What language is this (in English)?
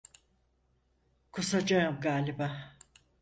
Turkish